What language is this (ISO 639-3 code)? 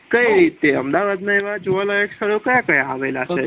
guj